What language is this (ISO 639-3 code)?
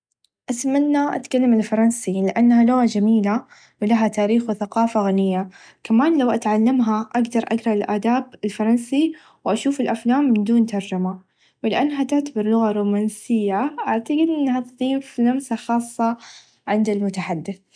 ars